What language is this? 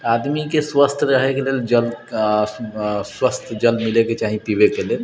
Maithili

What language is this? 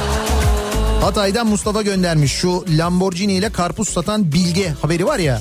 Turkish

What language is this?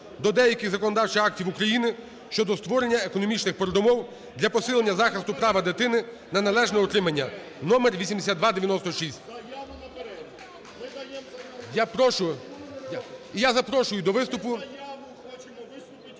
Ukrainian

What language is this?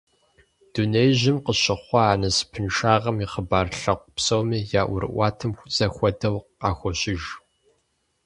Kabardian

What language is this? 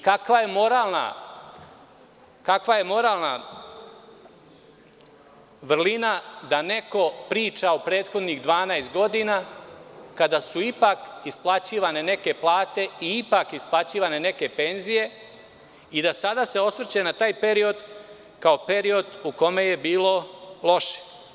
Serbian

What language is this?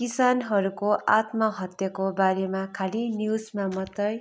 Nepali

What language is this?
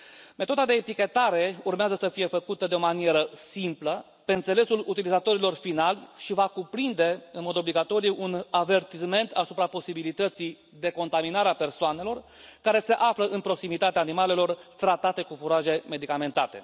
Romanian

